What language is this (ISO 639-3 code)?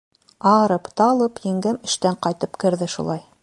bak